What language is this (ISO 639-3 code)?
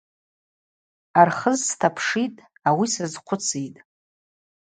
abq